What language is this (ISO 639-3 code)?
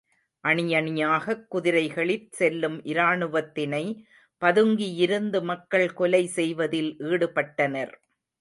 tam